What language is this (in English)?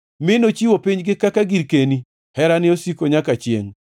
Luo (Kenya and Tanzania)